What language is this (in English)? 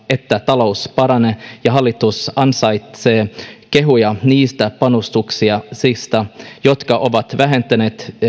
Finnish